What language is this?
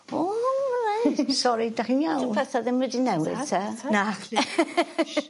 Welsh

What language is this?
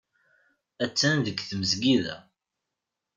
Kabyle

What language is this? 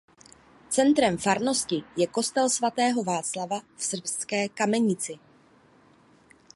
Czech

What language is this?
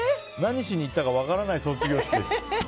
Japanese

